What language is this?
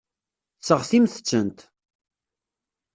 Kabyle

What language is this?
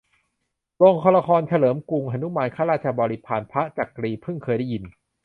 Thai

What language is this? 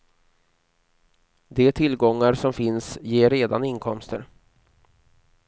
Swedish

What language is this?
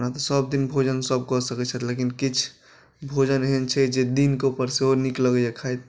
Maithili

